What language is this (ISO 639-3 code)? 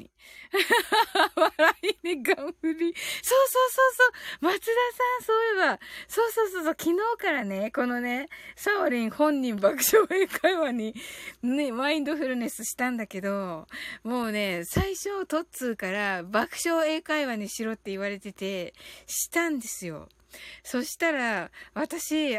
jpn